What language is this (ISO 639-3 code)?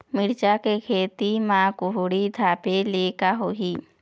hne